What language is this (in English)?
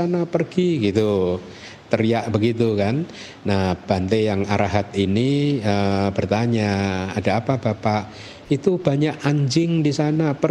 Indonesian